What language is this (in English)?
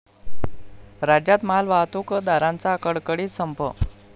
Marathi